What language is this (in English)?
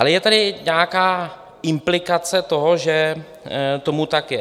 Czech